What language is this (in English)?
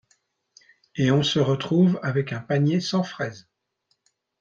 French